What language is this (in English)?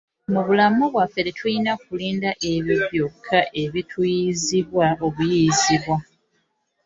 Ganda